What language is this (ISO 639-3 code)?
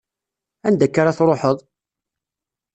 kab